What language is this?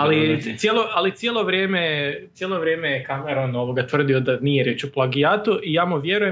Croatian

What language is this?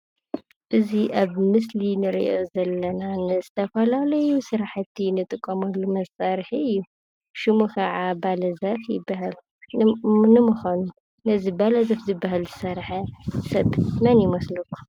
Tigrinya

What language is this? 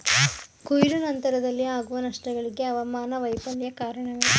Kannada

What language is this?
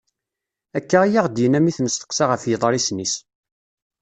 Kabyle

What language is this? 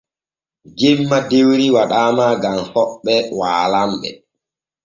Borgu Fulfulde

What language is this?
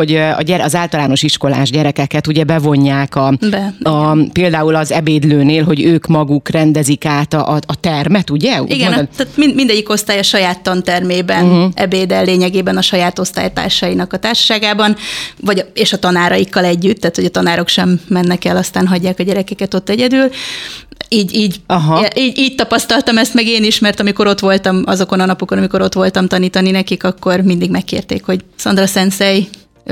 Hungarian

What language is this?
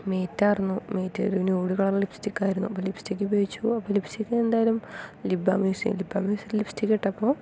Malayalam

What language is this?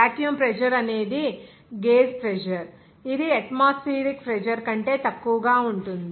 Telugu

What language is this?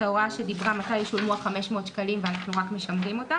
Hebrew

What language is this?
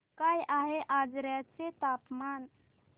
Marathi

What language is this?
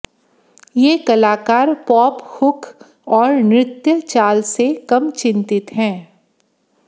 Hindi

